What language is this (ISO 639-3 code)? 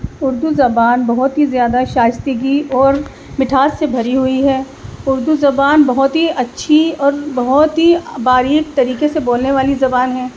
urd